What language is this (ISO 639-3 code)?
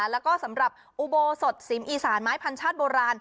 tha